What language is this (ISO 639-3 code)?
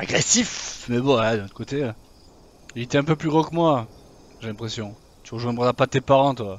fra